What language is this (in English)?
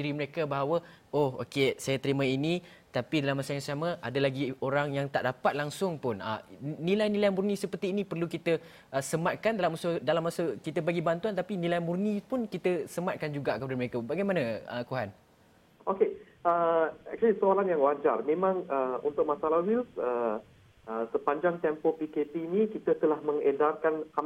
Malay